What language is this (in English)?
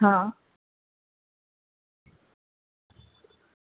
Gujarati